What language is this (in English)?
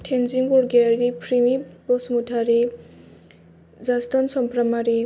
Bodo